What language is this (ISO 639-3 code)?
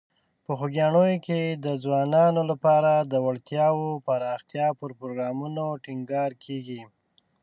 pus